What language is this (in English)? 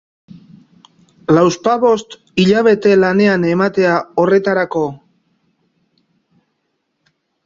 Basque